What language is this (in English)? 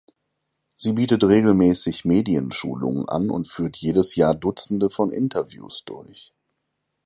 German